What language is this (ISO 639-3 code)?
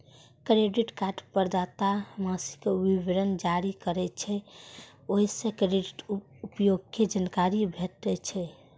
mai